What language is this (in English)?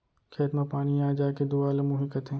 Chhattisgarhi